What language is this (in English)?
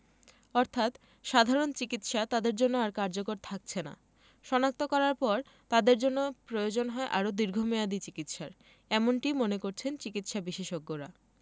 Bangla